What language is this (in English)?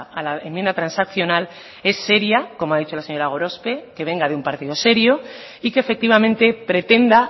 Spanish